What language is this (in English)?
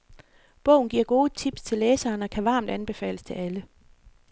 Danish